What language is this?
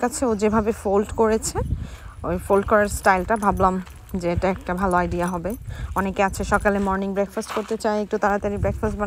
Indonesian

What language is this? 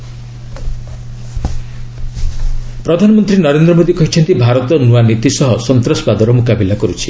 Odia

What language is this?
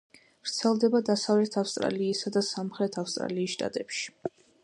Georgian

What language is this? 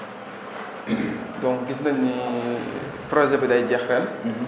Wolof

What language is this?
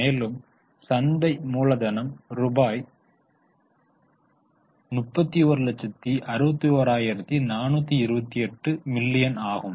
Tamil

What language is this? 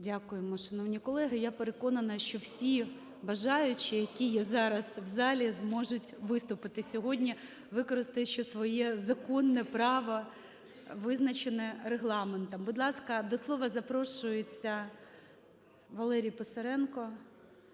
Ukrainian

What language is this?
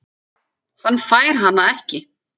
Icelandic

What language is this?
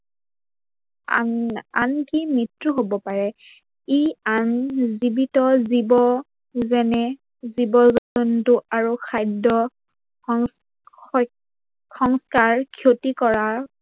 Assamese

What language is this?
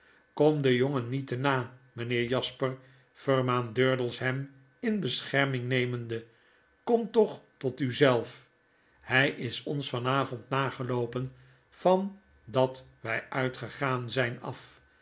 Dutch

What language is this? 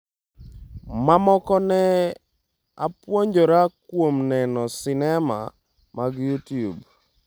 Luo (Kenya and Tanzania)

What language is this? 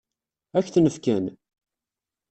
Kabyle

